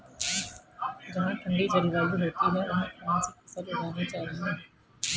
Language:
Hindi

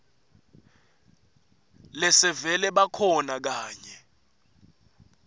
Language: Swati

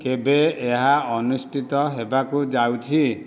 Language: Odia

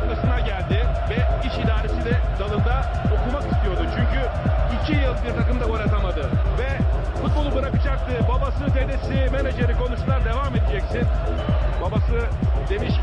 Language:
Turkish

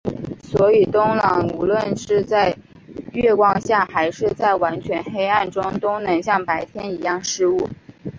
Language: Chinese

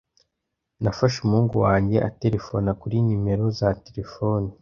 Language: Kinyarwanda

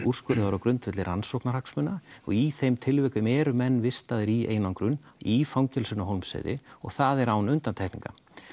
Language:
Icelandic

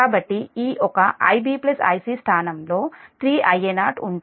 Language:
Telugu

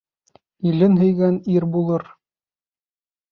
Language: Bashkir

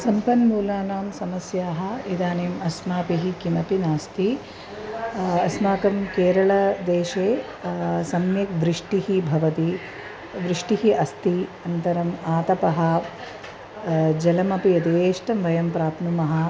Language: Sanskrit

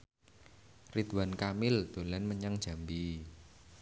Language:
Javanese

